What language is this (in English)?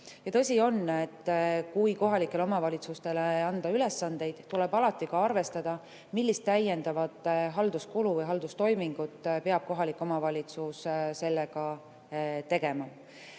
Estonian